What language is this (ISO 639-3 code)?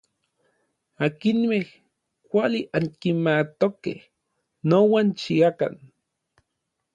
nlv